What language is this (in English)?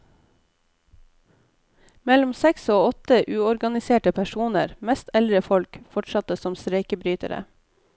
Norwegian